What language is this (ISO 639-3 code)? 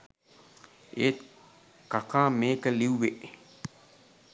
sin